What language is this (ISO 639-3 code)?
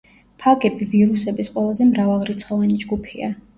kat